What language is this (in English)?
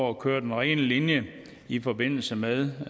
Danish